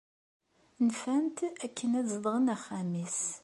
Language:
Kabyle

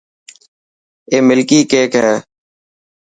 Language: Dhatki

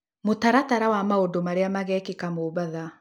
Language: Kikuyu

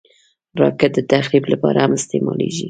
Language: Pashto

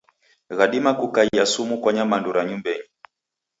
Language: Taita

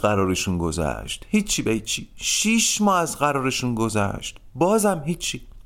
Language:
Persian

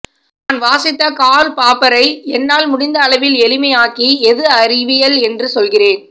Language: Tamil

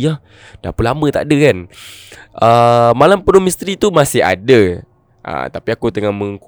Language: Malay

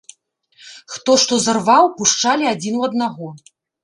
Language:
Belarusian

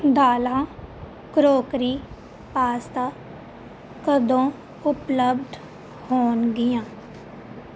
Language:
Punjabi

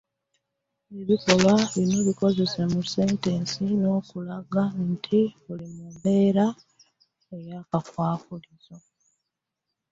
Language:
Ganda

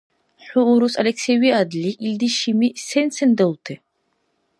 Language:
Dargwa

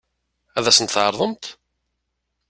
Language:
Kabyle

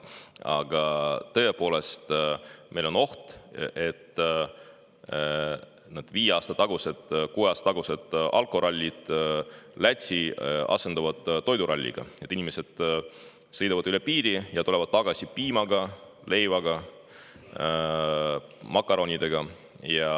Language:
Estonian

